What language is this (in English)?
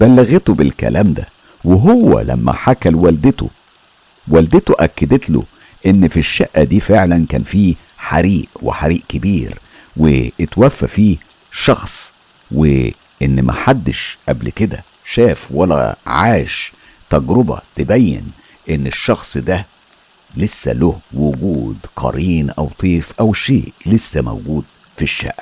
Arabic